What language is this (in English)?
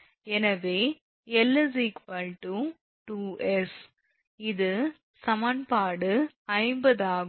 Tamil